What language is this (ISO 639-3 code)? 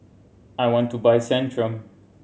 eng